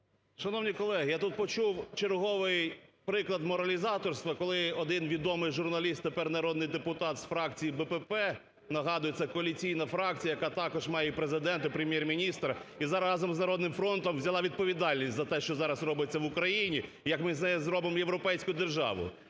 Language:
Ukrainian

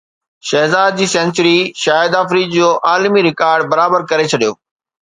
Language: Sindhi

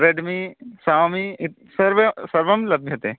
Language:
Sanskrit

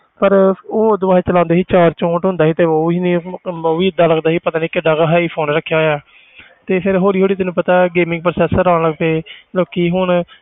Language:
Punjabi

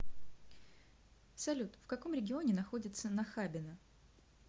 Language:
Russian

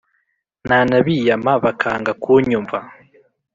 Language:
Kinyarwanda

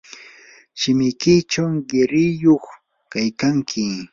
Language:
Yanahuanca Pasco Quechua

